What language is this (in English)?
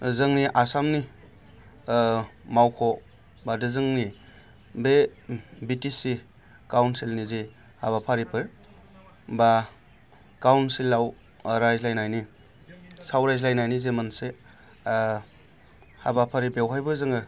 Bodo